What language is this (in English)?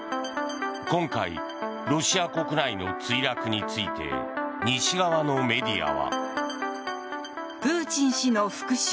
Japanese